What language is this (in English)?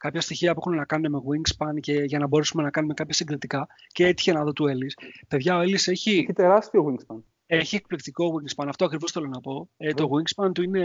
Greek